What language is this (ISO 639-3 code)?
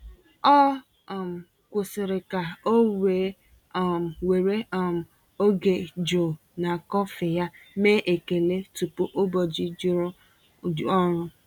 ibo